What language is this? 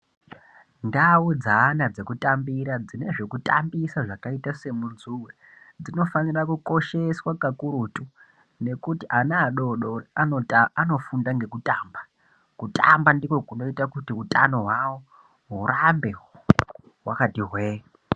Ndau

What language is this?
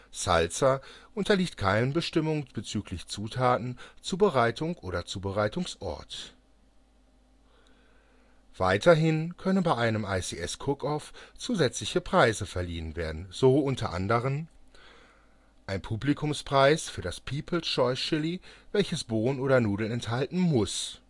German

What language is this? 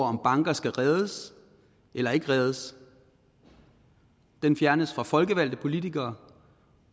Danish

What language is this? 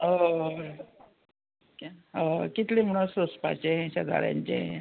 Konkani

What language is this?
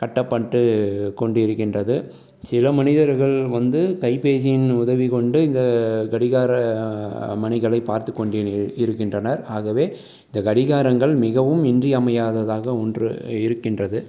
Tamil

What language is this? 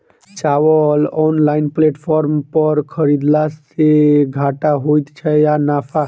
Maithili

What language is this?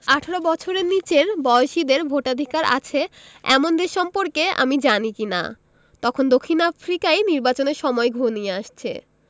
Bangla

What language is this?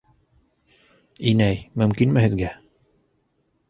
Bashkir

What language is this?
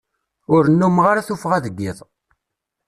Kabyle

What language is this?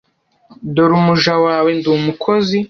Kinyarwanda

